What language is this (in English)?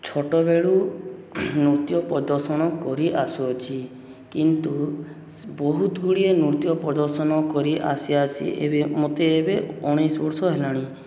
Odia